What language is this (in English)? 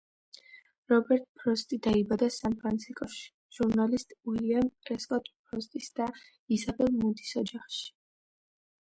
Georgian